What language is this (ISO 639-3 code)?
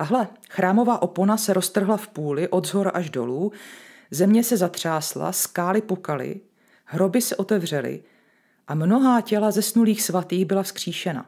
ces